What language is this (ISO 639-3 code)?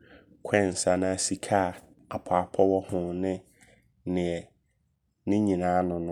abr